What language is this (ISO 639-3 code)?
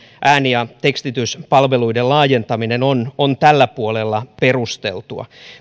fin